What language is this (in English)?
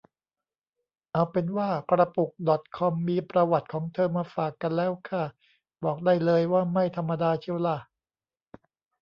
Thai